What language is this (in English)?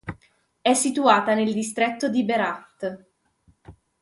Italian